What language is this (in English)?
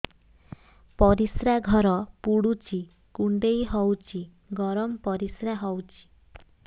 Odia